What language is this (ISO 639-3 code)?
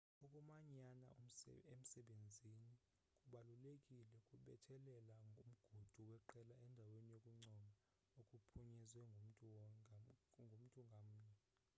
xho